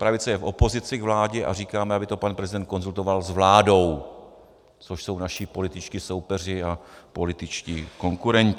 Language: Czech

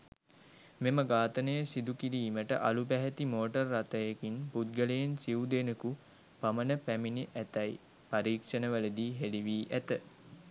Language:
Sinhala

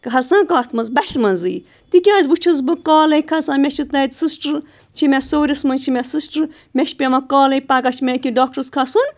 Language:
Kashmiri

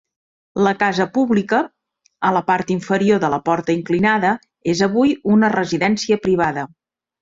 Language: Catalan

